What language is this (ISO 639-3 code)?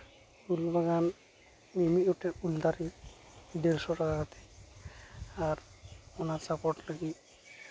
sat